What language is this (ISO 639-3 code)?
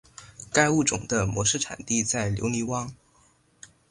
zho